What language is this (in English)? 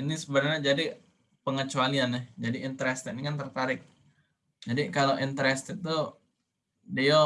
Indonesian